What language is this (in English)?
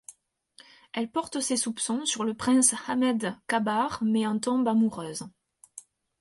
French